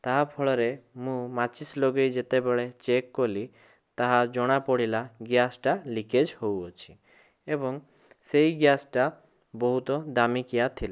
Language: Odia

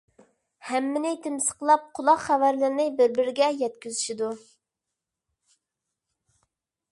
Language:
Uyghur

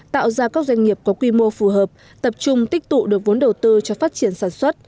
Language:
Vietnamese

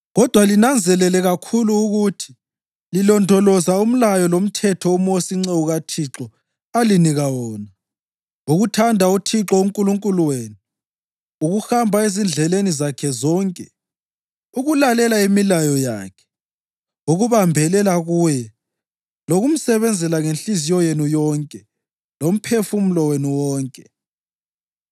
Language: North Ndebele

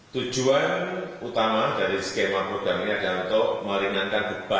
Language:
Indonesian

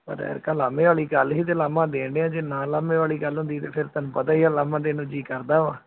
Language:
Punjabi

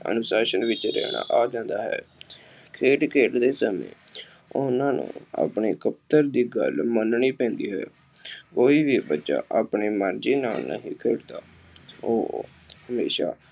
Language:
Punjabi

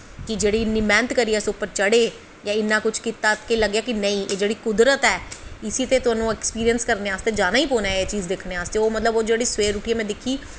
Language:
Dogri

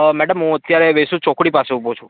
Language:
Gujarati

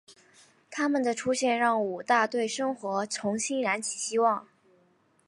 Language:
Chinese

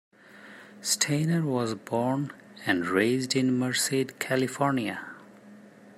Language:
English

